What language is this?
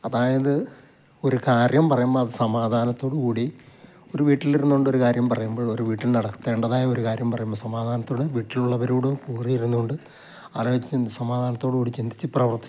Malayalam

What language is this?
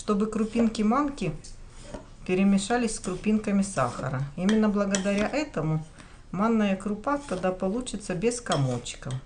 Russian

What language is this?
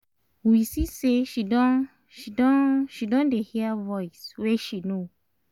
Nigerian Pidgin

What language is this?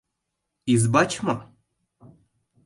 Mari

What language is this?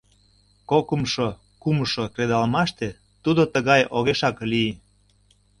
Mari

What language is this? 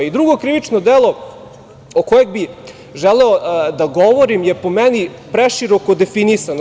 Serbian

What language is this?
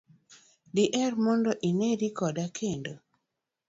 Luo (Kenya and Tanzania)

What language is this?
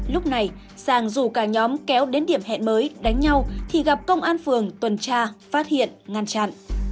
Vietnamese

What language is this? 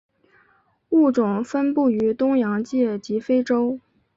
Chinese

